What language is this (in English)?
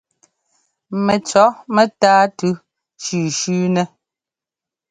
Ngomba